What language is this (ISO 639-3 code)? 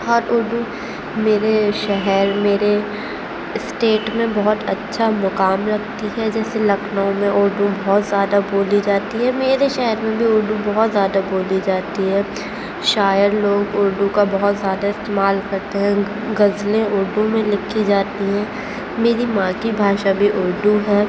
urd